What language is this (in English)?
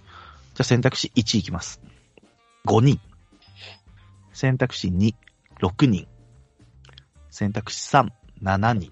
Japanese